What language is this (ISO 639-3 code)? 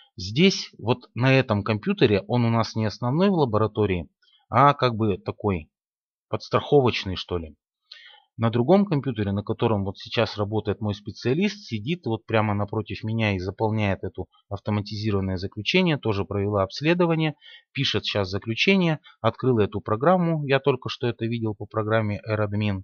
rus